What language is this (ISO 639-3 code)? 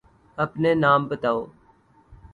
urd